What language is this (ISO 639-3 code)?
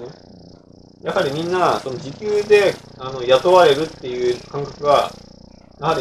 jpn